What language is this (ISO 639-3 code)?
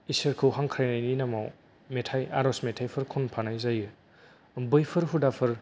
brx